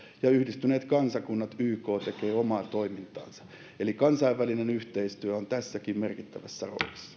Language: Finnish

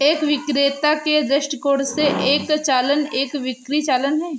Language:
Hindi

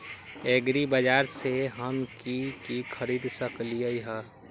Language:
Magahi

